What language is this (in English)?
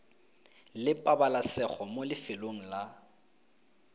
Tswana